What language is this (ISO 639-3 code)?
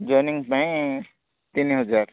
ori